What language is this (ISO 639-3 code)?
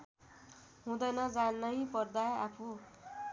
nep